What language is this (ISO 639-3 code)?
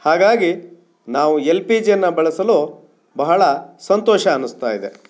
kan